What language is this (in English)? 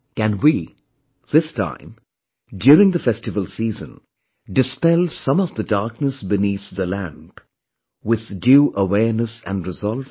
English